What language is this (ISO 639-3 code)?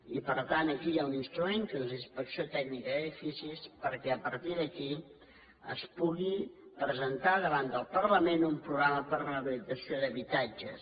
cat